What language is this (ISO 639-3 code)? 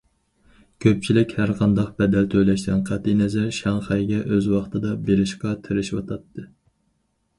uig